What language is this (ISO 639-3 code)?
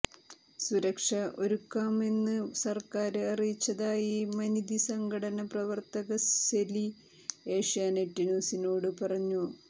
mal